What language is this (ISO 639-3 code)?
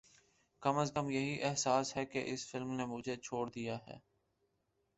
urd